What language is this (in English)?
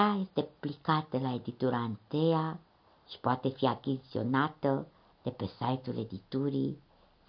Romanian